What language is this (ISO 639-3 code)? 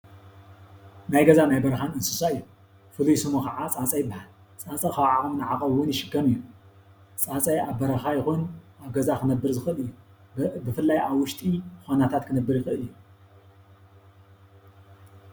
tir